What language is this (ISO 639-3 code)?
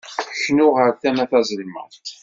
kab